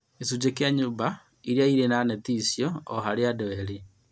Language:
Kikuyu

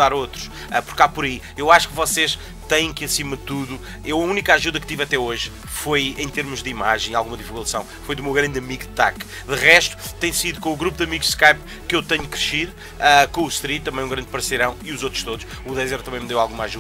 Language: Portuguese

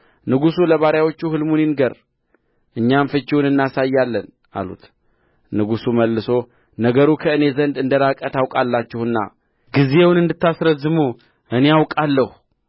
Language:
Amharic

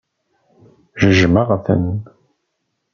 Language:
Kabyle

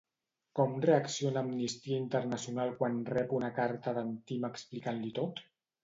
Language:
Catalan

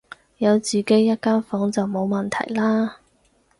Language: Cantonese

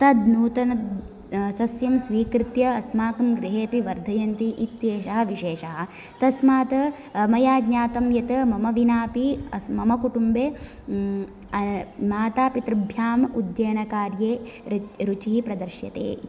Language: Sanskrit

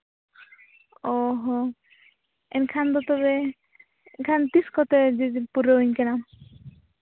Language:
Santali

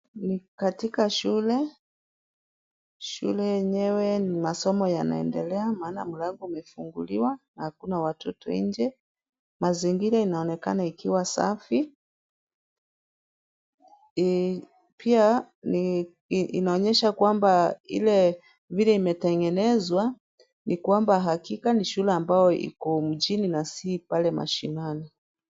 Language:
Swahili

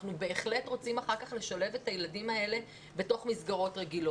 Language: Hebrew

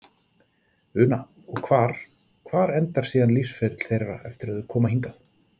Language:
Icelandic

